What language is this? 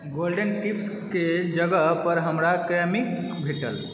Maithili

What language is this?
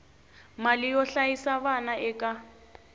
Tsonga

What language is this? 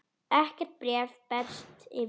Icelandic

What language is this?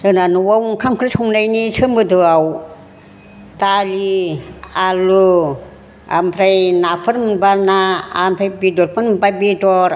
Bodo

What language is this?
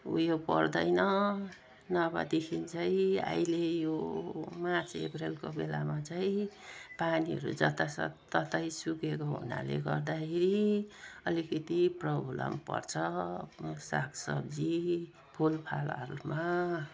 Nepali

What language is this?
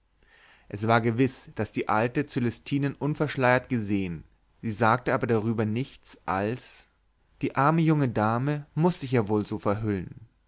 German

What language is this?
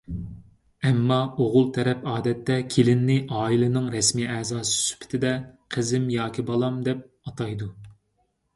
Uyghur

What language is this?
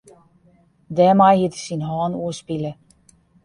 Western Frisian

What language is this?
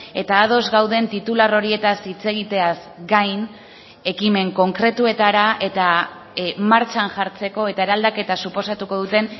Basque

